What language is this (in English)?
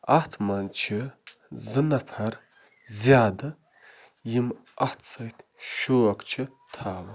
Kashmiri